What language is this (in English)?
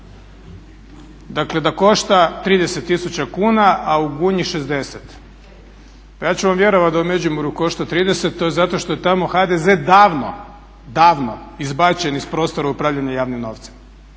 Croatian